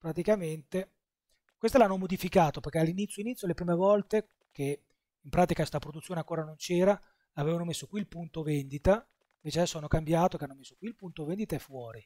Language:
Italian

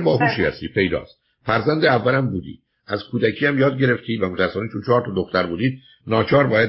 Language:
Persian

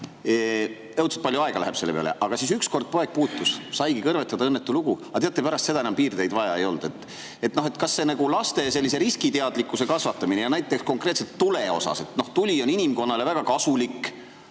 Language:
Estonian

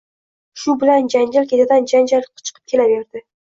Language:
Uzbek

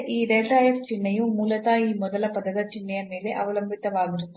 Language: Kannada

